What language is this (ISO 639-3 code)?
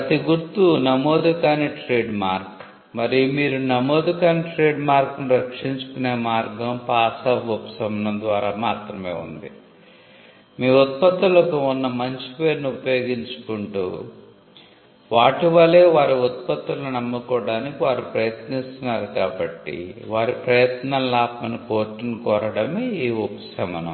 tel